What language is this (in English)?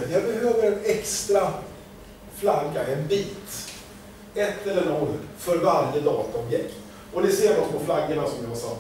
Swedish